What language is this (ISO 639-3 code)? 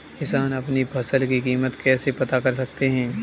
hin